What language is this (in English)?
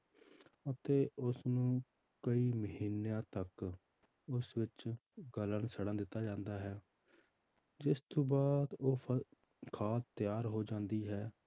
Punjabi